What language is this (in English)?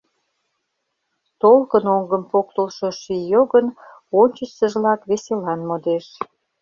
Mari